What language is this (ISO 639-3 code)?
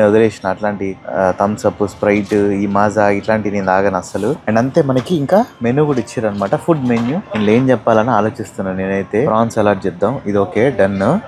tel